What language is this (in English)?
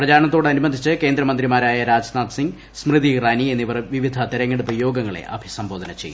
Malayalam